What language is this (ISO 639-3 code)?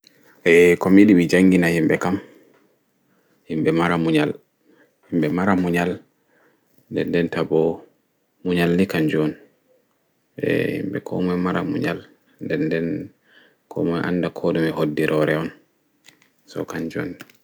ful